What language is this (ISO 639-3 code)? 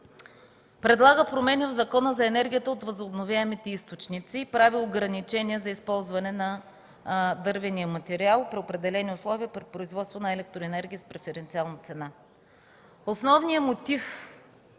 bul